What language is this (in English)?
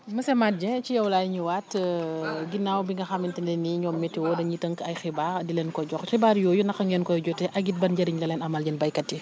Wolof